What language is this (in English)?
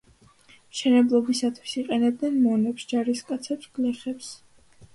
Georgian